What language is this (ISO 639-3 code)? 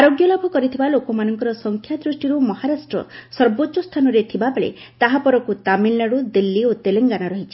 ori